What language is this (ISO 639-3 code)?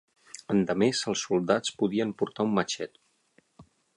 cat